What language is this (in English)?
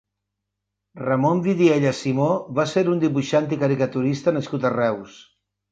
Catalan